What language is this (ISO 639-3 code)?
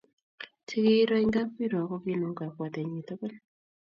kln